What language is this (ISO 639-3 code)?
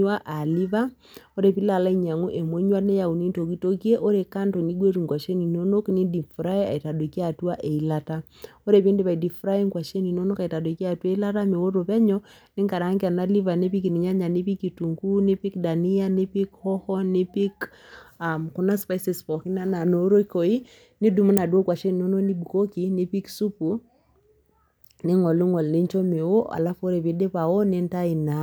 mas